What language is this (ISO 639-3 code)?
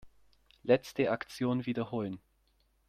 deu